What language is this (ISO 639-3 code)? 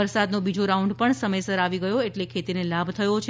guj